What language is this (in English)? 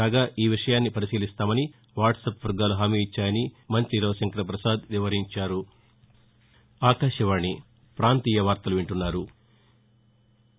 Telugu